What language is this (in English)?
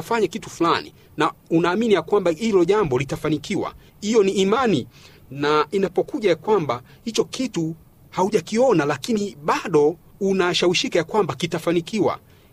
Swahili